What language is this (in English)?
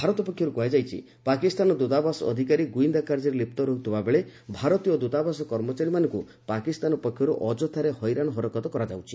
Odia